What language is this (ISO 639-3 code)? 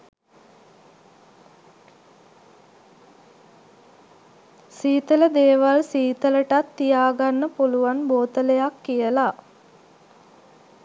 sin